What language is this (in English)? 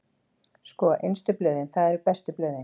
Icelandic